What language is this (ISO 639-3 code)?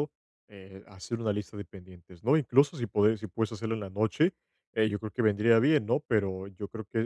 spa